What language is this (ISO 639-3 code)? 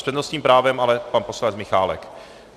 ces